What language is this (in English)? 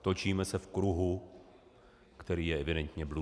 Czech